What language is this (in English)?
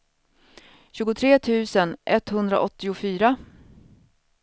Swedish